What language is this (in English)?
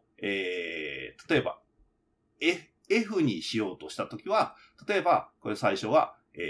Japanese